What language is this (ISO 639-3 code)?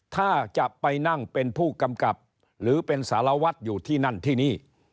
tha